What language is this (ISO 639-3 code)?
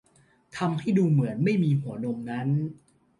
tha